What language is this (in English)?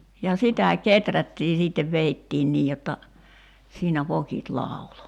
Finnish